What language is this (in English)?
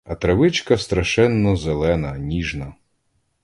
Ukrainian